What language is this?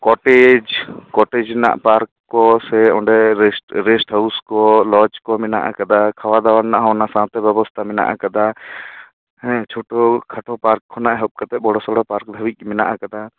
Santali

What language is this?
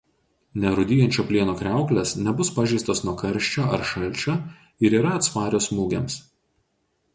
Lithuanian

